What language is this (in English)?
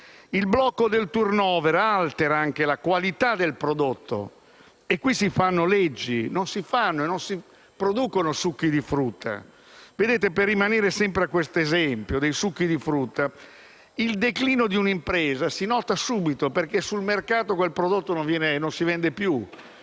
Italian